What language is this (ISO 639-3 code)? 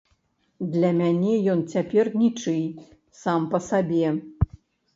bel